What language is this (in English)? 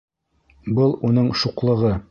Bashkir